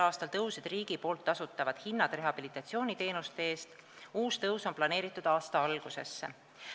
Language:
Estonian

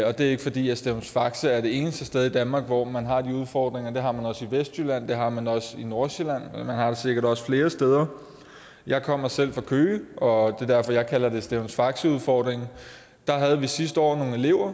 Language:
Danish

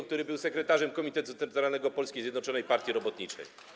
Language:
Polish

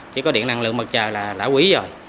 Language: Vietnamese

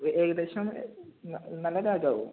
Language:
Malayalam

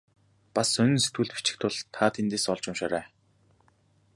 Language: Mongolian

